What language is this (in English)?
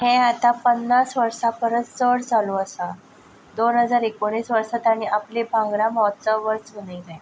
Konkani